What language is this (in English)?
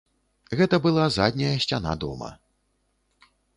Belarusian